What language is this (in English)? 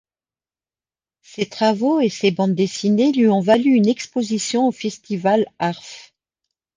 French